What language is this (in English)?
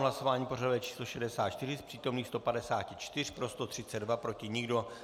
Czech